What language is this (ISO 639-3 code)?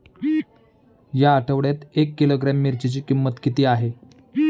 mar